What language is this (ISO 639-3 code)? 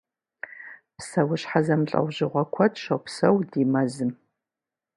kbd